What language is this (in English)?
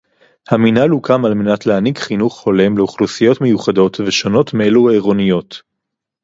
Hebrew